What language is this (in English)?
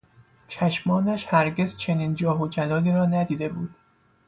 Persian